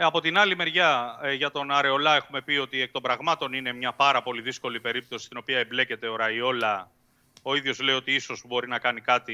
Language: Greek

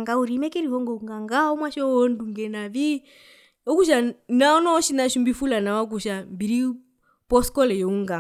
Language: Herero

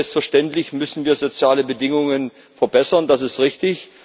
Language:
German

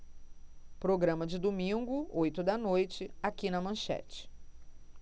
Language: Portuguese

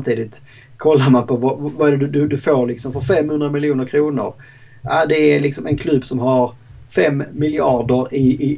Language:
Swedish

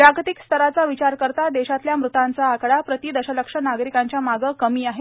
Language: Marathi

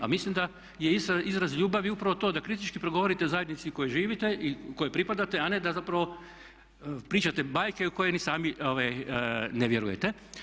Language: Croatian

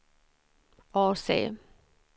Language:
Swedish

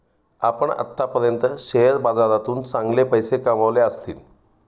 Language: Marathi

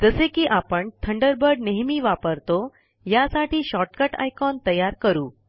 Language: Marathi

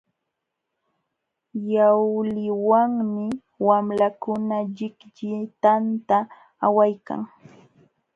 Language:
Jauja Wanca Quechua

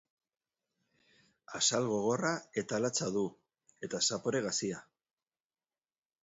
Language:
Basque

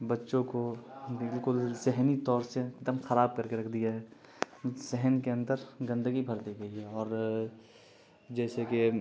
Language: Urdu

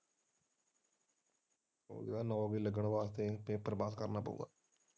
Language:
Punjabi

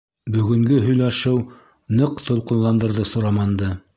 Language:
Bashkir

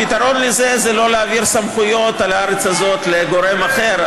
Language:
Hebrew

